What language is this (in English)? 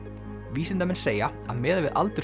Icelandic